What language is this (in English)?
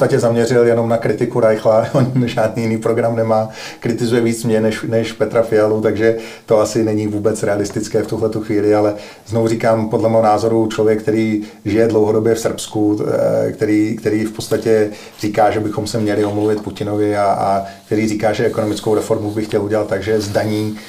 Czech